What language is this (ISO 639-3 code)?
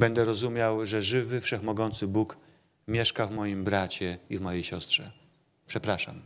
pol